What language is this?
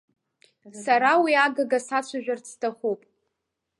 Abkhazian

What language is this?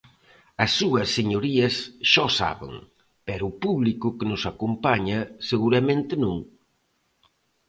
Galician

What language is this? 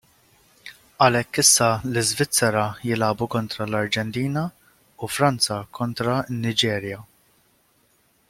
Maltese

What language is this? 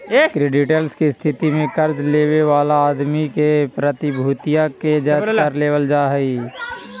Magahi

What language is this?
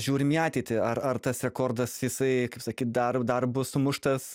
Lithuanian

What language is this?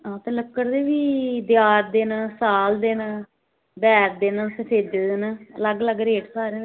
Dogri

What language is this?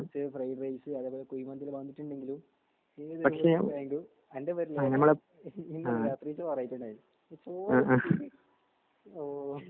Malayalam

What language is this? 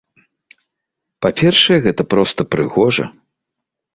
Belarusian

